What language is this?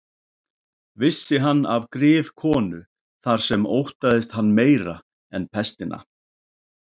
Icelandic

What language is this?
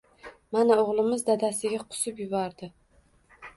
Uzbek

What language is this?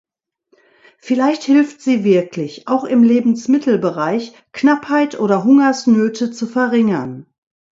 German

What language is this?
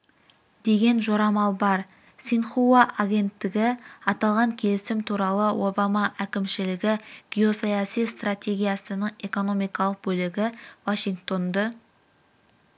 Kazakh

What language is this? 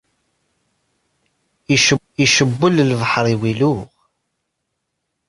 Kabyle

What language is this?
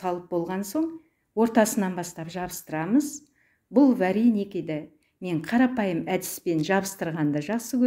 Turkish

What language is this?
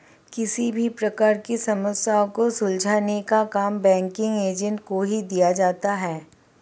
Hindi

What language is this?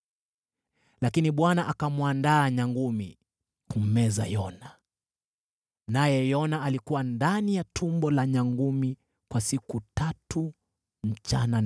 Swahili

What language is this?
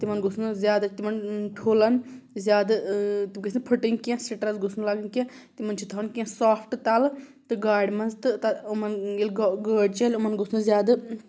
Kashmiri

